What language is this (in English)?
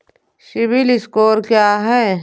Hindi